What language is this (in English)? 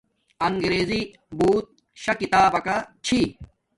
Domaaki